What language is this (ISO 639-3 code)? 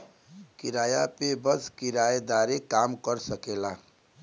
bho